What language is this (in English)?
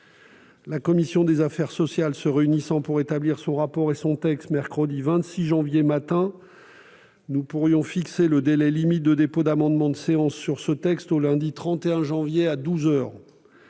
French